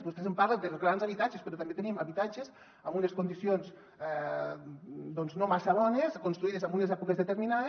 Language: Catalan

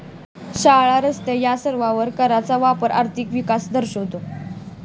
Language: Marathi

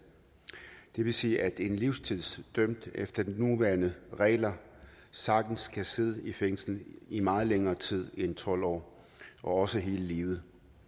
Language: Danish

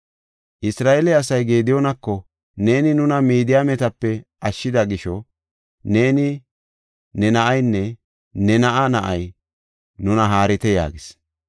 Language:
Gofa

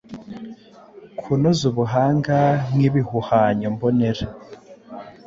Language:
Kinyarwanda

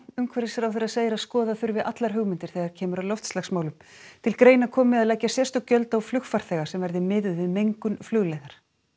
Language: Icelandic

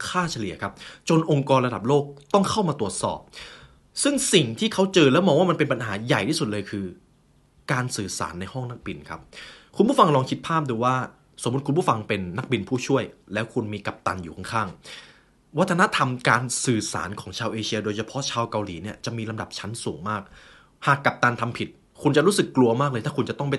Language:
Thai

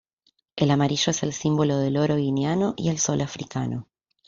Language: Spanish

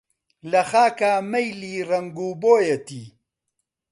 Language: Central Kurdish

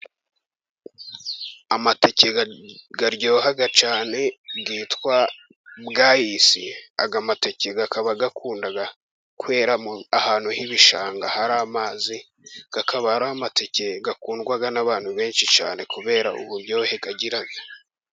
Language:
Kinyarwanda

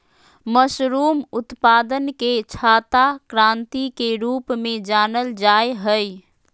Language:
Magahi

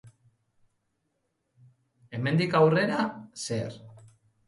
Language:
Basque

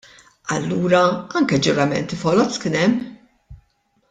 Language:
Maltese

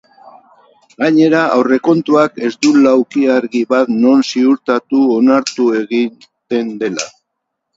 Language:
Basque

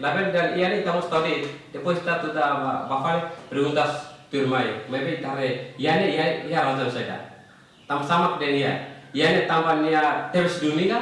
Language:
Indonesian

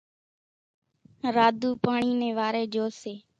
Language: Kachi Koli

